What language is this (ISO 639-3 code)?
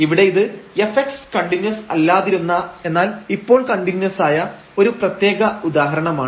mal